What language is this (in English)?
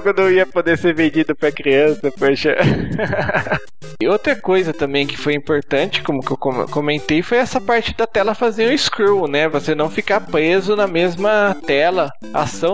Portuguese